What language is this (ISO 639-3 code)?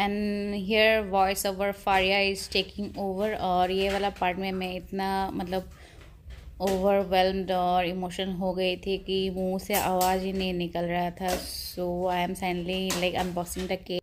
hin